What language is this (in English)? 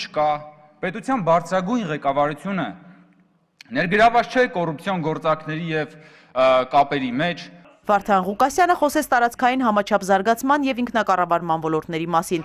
Romanian